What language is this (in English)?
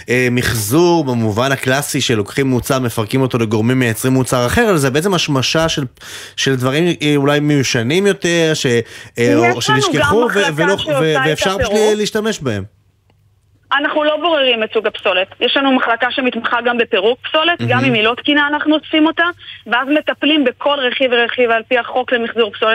Hebrew